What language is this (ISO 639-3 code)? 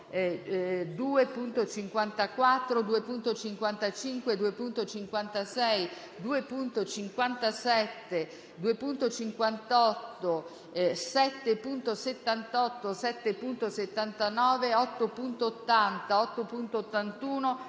ita